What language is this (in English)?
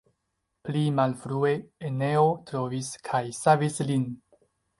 Esperanto